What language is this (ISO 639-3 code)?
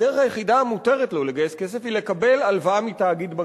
heb